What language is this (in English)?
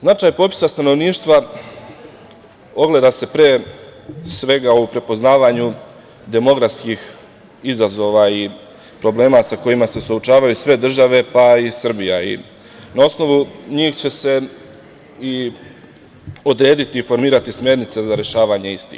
Serbian